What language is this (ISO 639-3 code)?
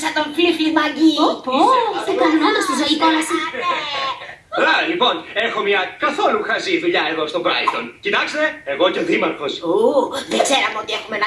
ell